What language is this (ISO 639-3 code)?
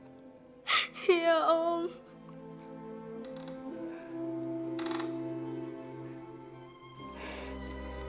ind